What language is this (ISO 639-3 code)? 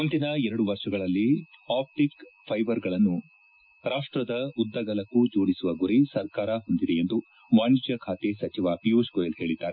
kan